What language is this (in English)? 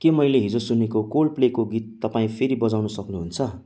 Nepali